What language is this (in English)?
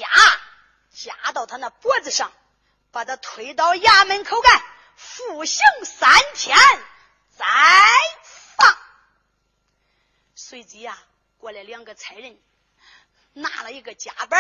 Chinese